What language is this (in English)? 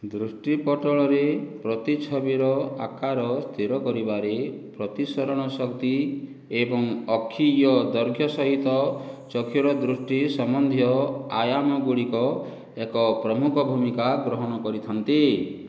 Odia